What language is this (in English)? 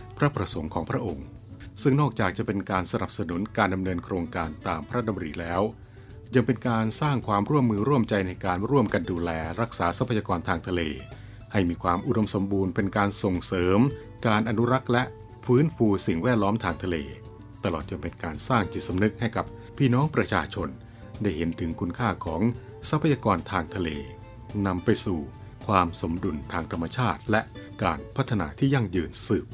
Thai